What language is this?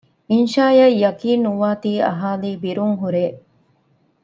Divehi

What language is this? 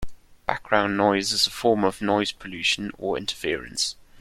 English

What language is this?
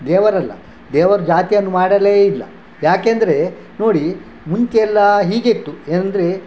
Kannada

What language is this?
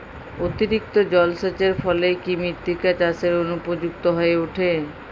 Bangla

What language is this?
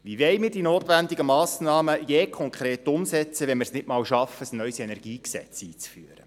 Swiss German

